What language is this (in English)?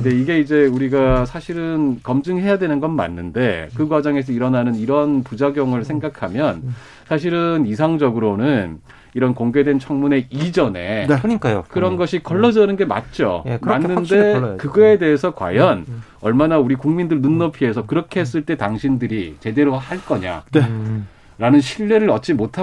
Korean